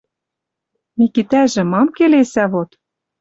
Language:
Western Mari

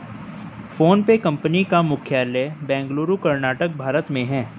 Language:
Hindi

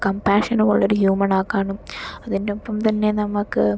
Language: Malayalam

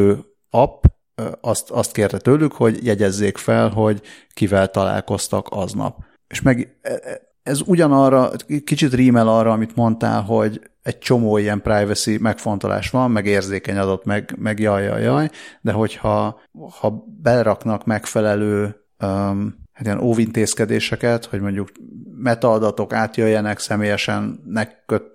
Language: Hungarian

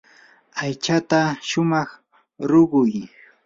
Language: Yanahuanca Pasco Quechua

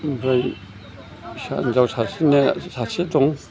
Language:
Bodo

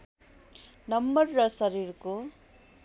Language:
Nepali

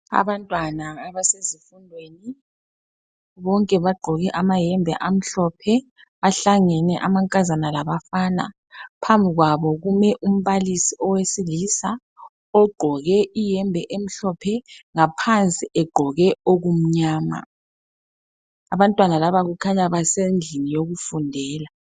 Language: North Ndebele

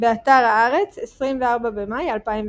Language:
Hebrew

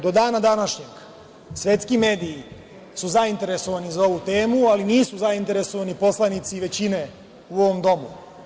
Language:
Serbian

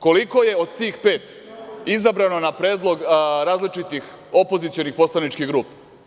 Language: Serbian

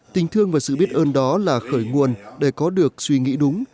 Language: Vietnamese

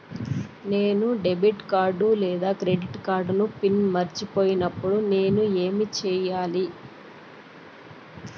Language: Telugu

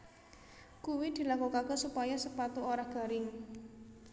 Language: Javanese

